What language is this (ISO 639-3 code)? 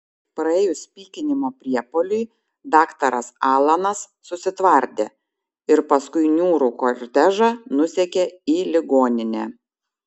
lit